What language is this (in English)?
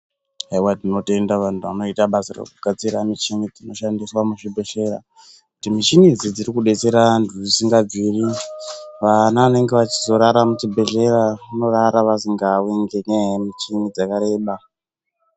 Ndau